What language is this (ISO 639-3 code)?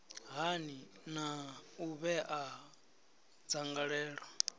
ven